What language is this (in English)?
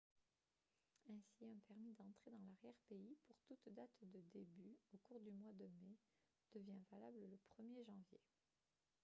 French